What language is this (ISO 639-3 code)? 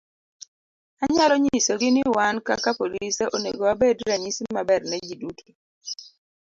luo